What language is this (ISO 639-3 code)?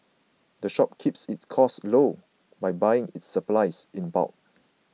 eng